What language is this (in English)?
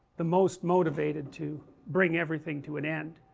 English